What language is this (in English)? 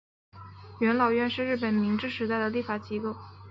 Chinese